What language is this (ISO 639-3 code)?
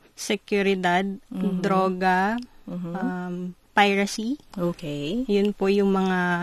fil